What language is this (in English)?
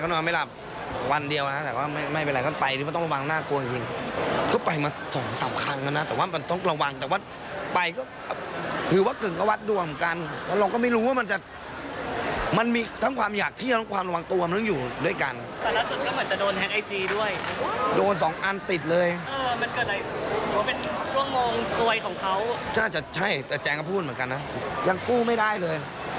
Thai